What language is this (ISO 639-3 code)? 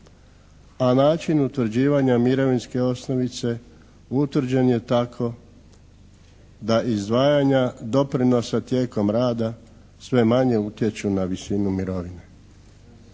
hrv